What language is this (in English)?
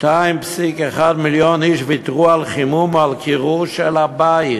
Hebrew